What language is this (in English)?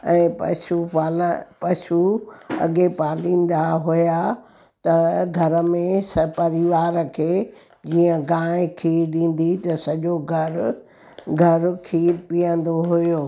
Sindhi